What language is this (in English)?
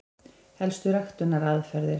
Icelandic